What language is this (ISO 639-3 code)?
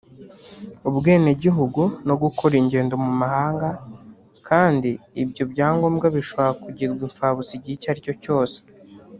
kin